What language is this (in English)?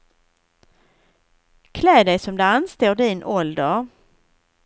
Swedish